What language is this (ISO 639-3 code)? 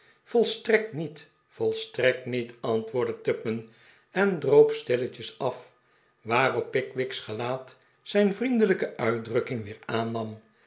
nld